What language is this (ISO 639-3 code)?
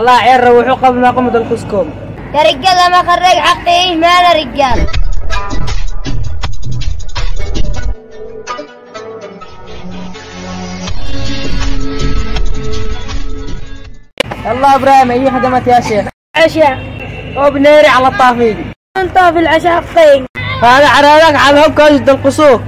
ara